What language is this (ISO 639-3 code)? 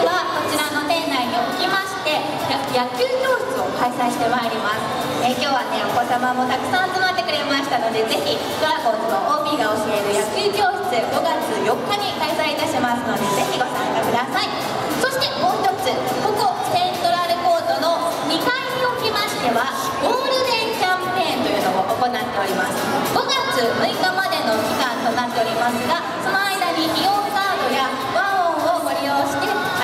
jpn